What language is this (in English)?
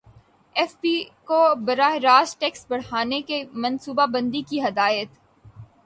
Urdu